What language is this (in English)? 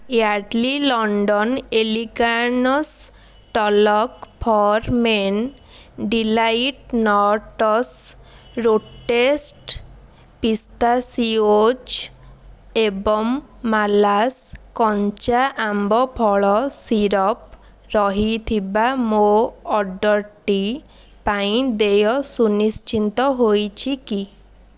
Odia